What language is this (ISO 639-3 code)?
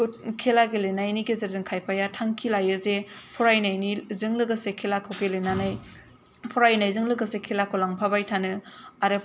brx